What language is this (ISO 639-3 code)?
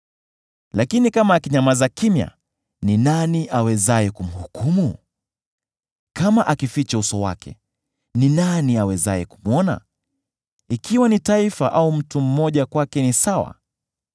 swa